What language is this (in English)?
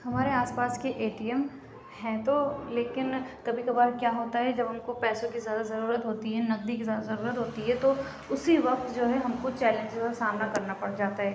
Urdu